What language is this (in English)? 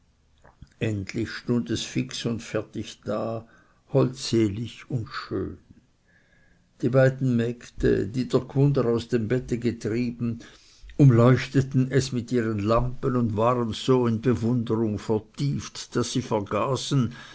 German